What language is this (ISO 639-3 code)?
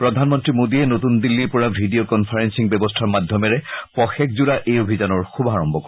asm